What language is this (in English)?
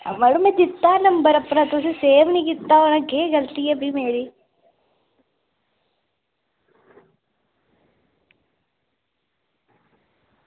Dogri